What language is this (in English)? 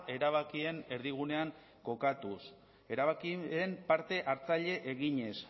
Basque